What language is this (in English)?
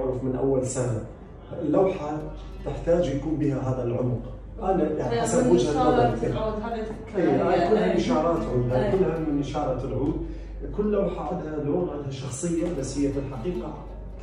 Arabic